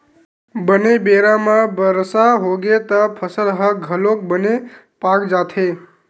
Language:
Chhattisgarhi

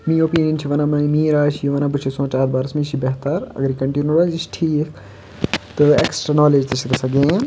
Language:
Kashmiri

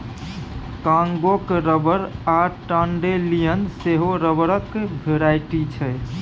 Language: Maithili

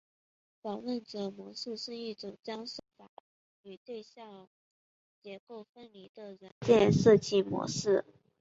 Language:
Chinese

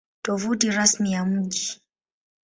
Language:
Swahili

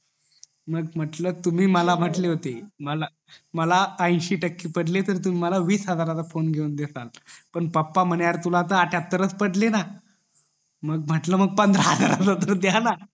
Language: Marathi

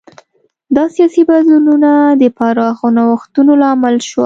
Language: Pashto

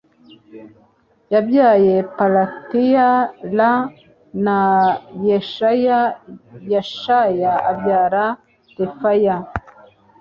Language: Kinyarwanda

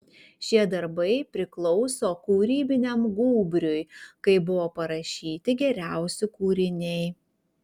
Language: Lithuanian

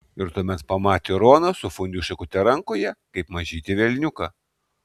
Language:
Lithuanian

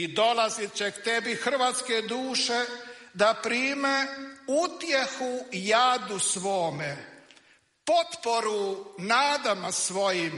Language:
Croatian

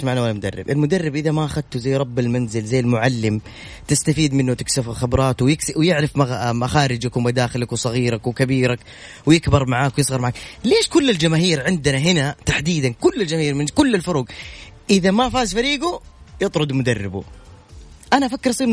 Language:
Arabic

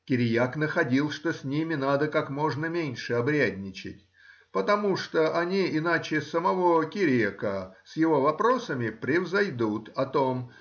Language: Russian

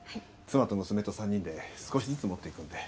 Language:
Japanese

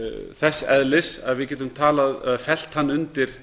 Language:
Icelandic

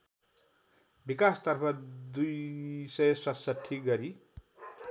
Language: Nepali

